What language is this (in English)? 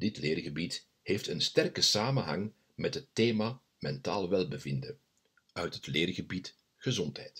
Dutch